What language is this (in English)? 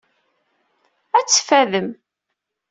Kabyle